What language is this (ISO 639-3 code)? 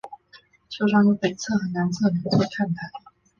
zho